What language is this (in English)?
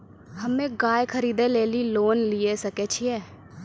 Maithili